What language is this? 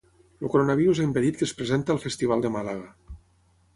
Catalan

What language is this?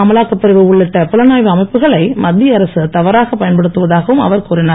Tamil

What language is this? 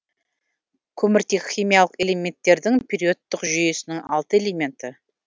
Kazakh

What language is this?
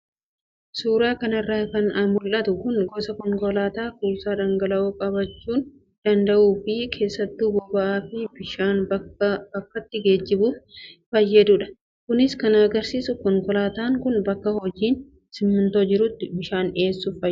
Oromo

